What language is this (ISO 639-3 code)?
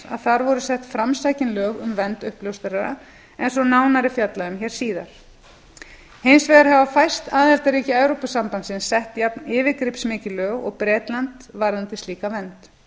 isl